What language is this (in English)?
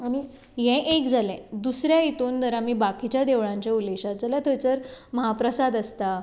Konkani